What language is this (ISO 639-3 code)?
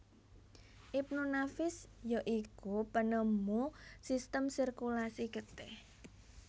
jav